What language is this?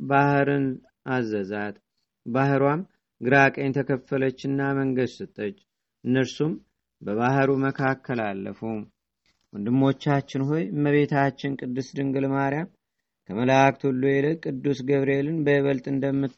Amharic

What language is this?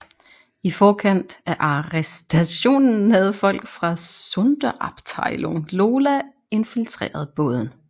Danish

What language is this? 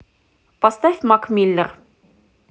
Russian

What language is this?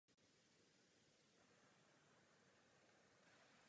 Czech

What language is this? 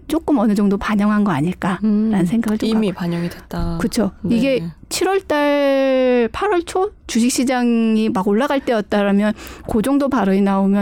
Korean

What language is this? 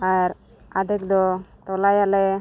Santali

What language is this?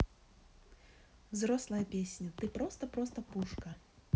Russian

